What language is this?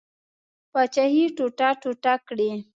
Pashto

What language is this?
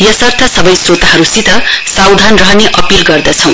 Nepali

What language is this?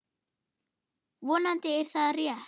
Icelandic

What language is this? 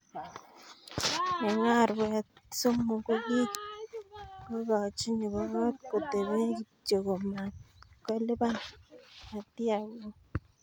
Kalenjin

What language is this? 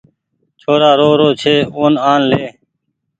Goaria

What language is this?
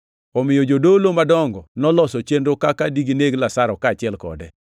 Luo (Kenya and Tanzania)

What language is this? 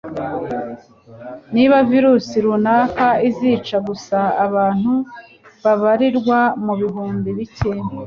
Kinyarwanda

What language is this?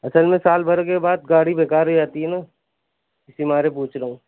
Urdu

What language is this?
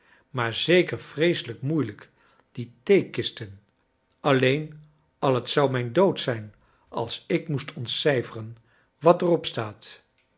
Dutch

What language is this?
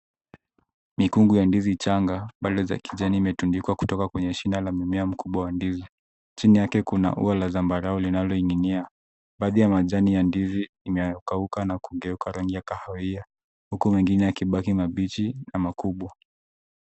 Swahili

